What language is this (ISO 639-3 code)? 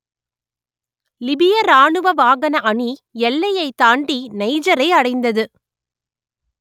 tam